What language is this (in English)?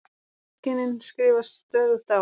Icelandic